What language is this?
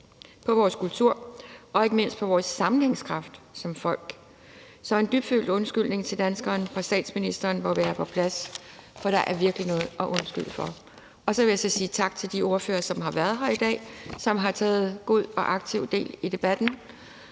Danish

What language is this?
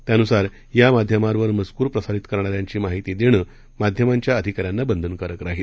Marathi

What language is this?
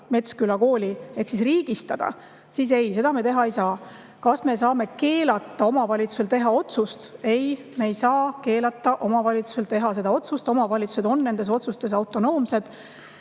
Estonian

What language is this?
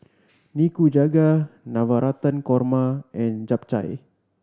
English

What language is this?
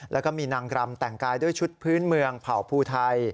Thai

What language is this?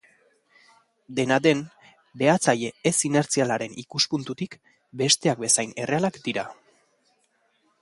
Basque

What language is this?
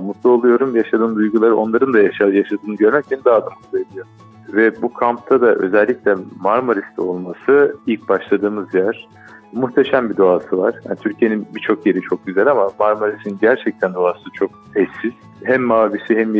Turkish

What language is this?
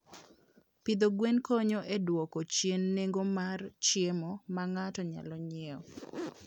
Luo (Kenya and Tanzania)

